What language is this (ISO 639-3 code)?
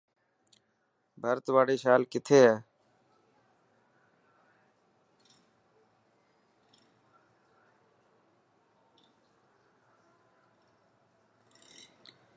mki